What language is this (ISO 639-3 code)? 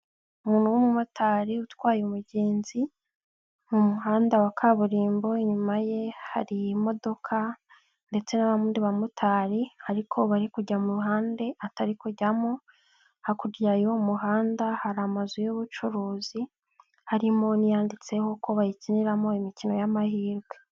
kin